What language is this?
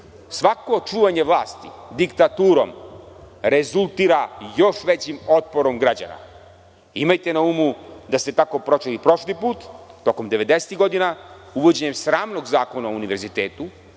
Serbian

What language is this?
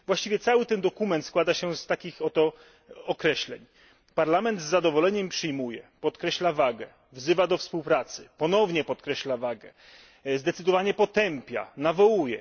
Polish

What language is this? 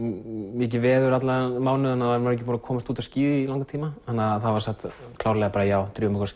Icelandic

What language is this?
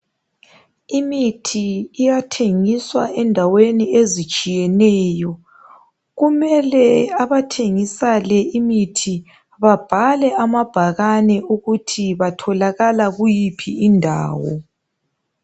North Ndebele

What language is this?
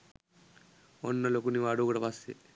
Sinhala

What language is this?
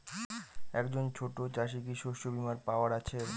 Bangla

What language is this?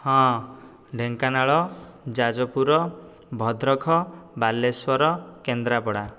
Odia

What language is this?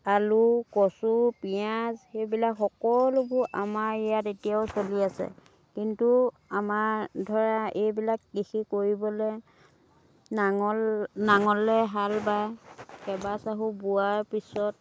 Assamese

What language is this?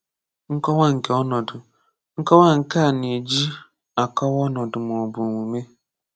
Igbo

